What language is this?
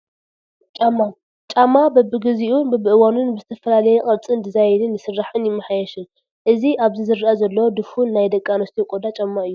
Tigrinya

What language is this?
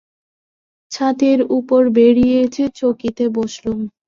Bangla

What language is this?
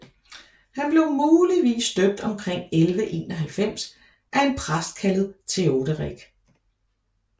Danish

